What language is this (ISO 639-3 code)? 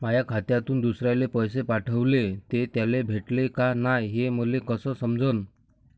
mar